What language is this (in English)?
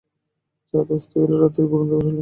Bangla